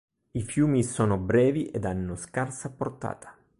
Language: Italian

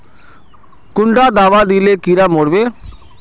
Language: Magahi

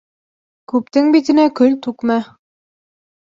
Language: Bashkir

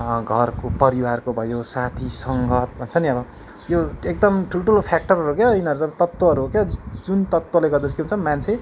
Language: Nepali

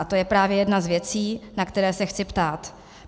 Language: Czech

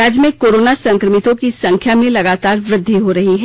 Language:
Hindi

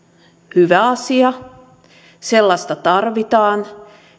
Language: Finnish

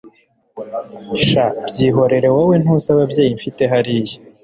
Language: Kinyarwanda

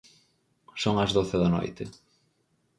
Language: Galician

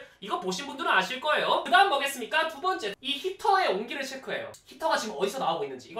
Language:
Korean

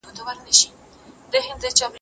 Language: Pashto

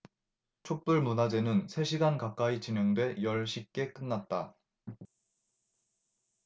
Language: Korean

